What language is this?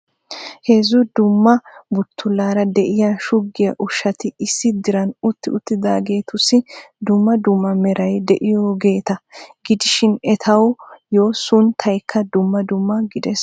Wolaytta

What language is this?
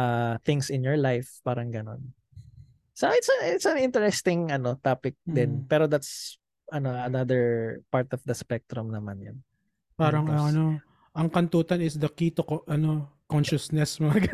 Filipino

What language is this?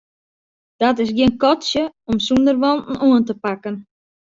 Western Frisian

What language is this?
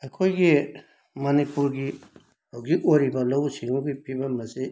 Manipuri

